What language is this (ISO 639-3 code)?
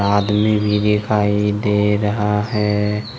hin